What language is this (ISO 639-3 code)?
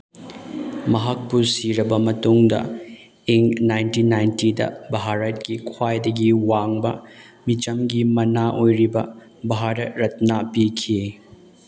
mni